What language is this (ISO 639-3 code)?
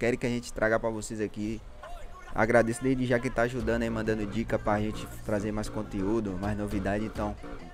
por